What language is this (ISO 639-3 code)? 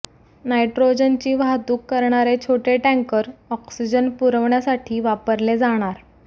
mar